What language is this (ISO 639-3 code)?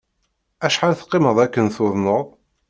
kab